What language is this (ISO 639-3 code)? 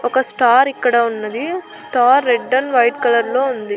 tel